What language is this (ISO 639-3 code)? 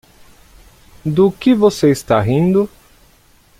por